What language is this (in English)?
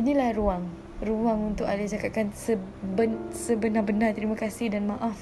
Malay